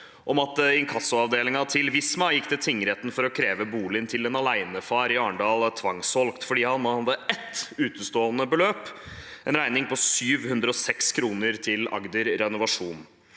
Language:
Norwegian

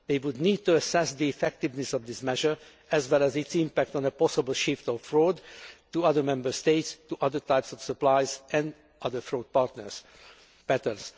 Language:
English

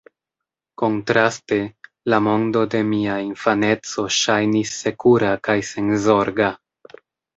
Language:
Esperanto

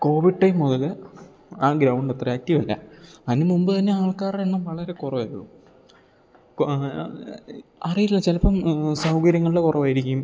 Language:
Malayalam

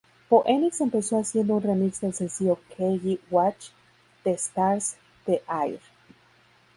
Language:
Spanish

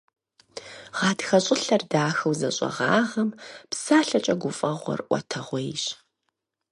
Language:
Kabardian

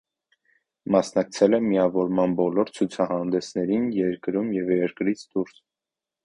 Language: Armenian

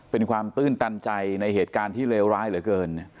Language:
Thai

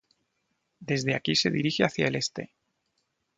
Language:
Spanish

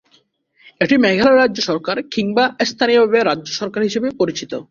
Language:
Bangla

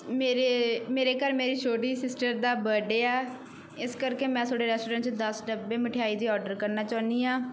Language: Punjabi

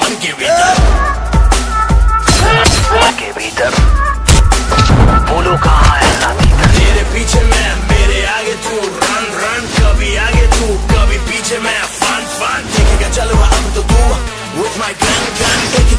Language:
Italian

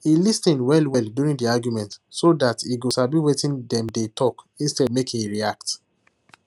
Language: Nigerian Pidgin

